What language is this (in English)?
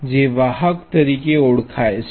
Gujarati